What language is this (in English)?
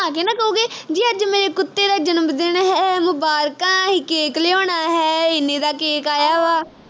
Punjabi